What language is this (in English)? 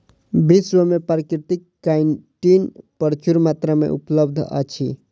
Maithili